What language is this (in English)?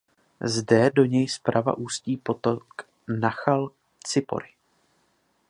Czech